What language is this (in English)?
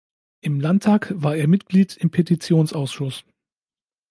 German